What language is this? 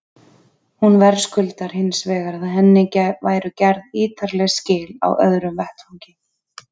Icelandic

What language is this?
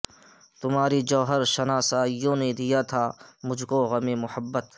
Urdu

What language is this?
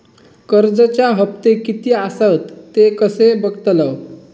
Marathi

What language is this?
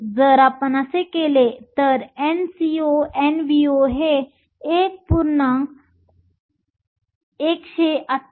Marathi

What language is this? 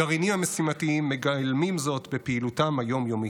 Hebrew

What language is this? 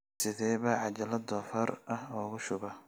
Somali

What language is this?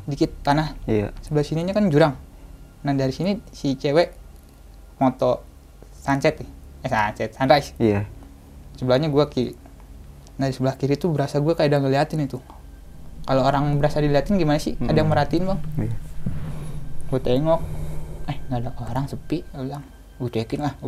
Indonesian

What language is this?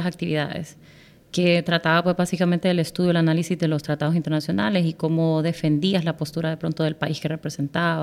Spanish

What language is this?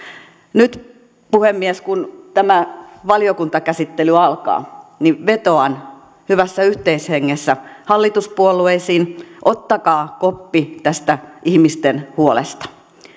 Finnish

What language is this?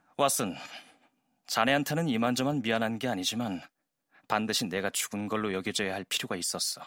Korean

